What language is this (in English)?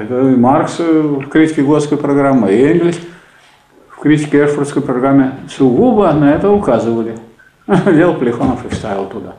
Russian